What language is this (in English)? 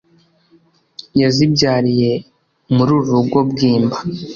Kinyarwanda